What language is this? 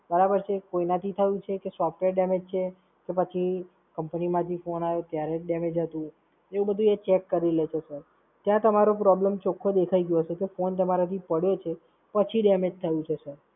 Gujarati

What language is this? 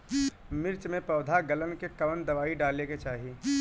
Bhojpuri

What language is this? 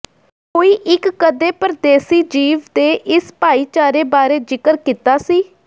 Punjabi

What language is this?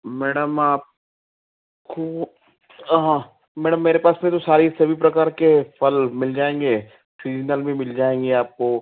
Hindi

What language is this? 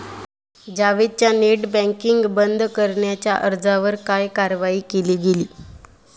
Marathi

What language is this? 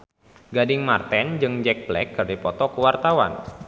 Sundanese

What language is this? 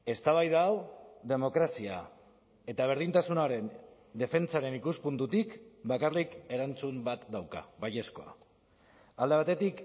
Basque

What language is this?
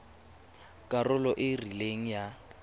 Tswana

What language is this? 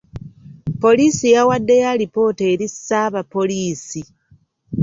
Ganda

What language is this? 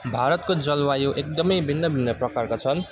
Nepali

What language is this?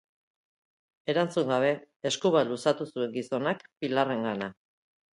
Basque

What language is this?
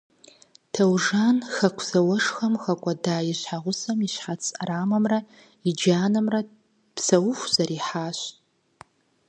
Kabardian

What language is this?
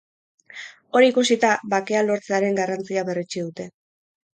Basque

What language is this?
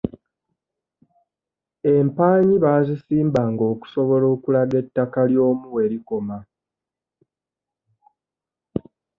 Ganda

